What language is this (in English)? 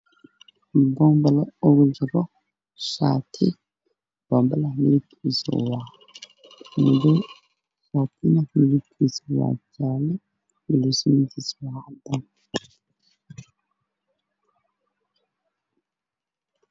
Somali